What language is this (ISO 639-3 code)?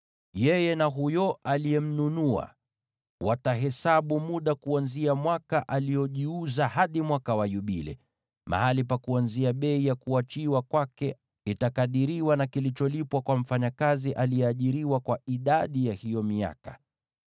swa